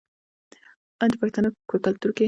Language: Pashto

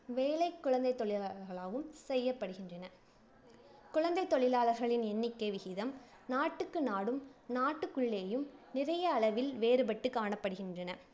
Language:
Tamil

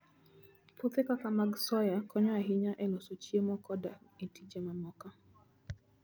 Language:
Luo (Kenya and Tanzania)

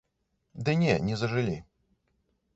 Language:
Belarusian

